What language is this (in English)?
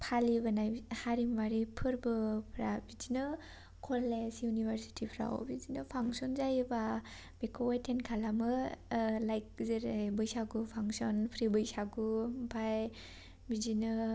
Bodo